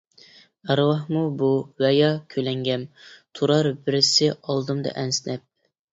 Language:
Uyghur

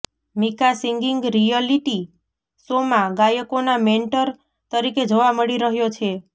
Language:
Gujarati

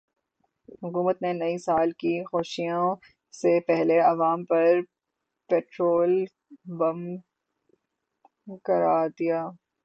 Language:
Urdu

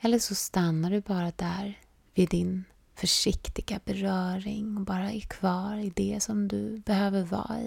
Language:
Swedish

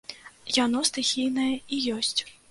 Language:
Belarusian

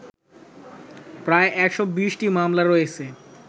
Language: Bangla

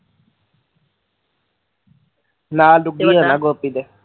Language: Punjabi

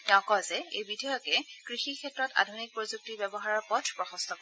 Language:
Assamese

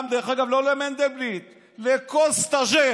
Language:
Hebrew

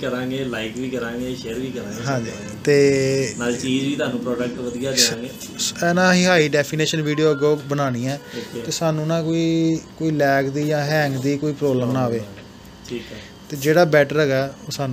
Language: Hindi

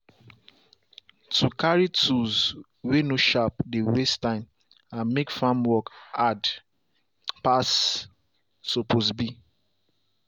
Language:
Nigerian Pidgin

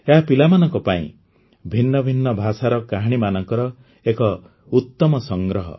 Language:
Odia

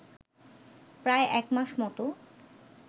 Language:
Bangla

